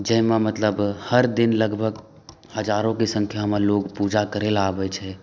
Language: Maithili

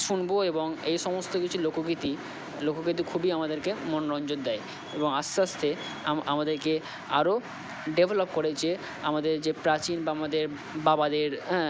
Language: Bangla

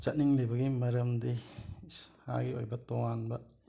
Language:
Manipuri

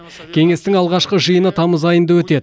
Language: Kazakh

